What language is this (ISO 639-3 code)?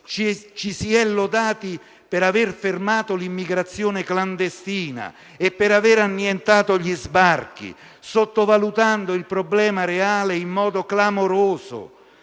ita